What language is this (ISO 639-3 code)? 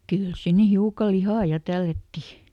fin